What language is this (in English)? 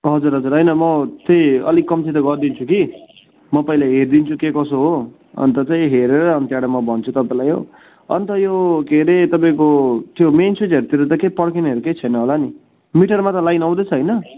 Nepali